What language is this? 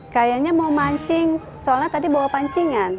Indonesian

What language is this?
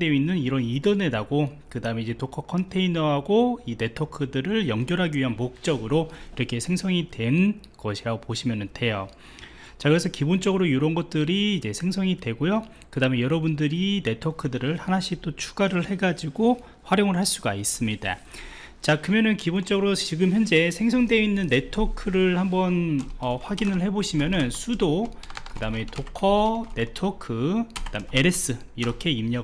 Korean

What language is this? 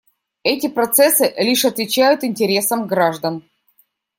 Russian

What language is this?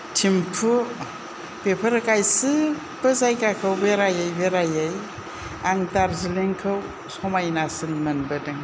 Bodo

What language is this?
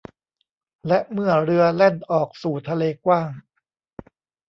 Thai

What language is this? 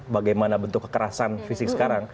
Indonesian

